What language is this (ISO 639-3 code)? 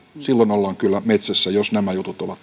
fin